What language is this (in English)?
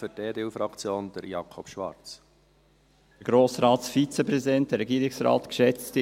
Swiss German